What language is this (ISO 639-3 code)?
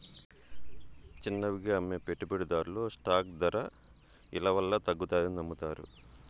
tel